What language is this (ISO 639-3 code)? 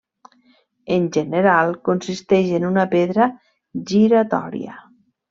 cat